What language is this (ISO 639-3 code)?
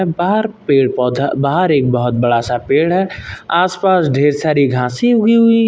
hin